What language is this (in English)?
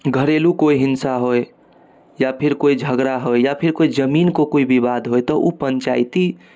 Maithili